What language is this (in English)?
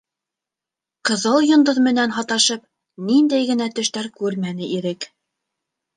Bashkir